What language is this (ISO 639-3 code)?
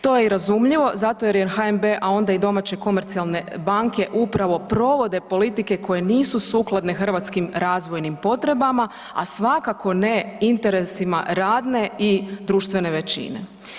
hrv